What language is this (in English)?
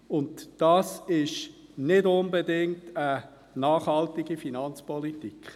Swiss German